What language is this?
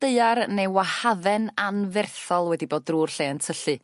Welsh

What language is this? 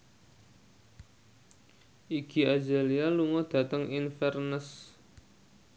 Javanese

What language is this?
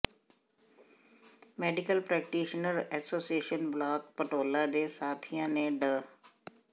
Punjabi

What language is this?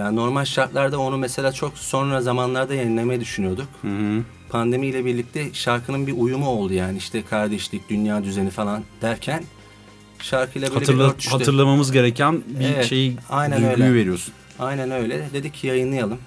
Turkish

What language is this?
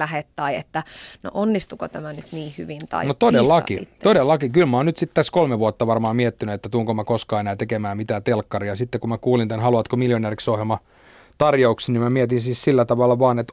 Finnish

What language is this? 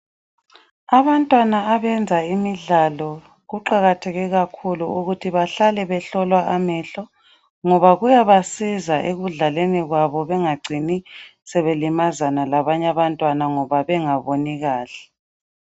North Ndebele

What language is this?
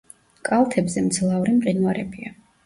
Georgian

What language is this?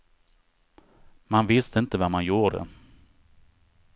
Swedish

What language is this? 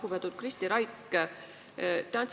Estonian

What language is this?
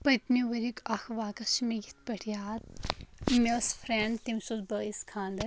Kashmiri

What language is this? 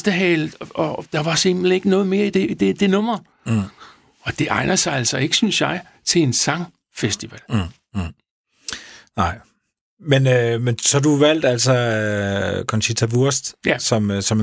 Danish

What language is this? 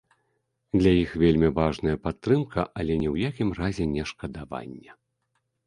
Belarusian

